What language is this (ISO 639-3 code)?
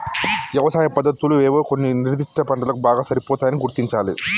tel